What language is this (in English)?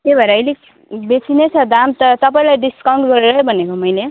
Nepali